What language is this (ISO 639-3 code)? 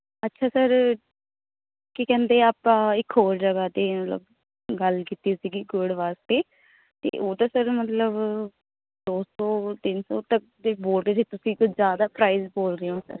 pan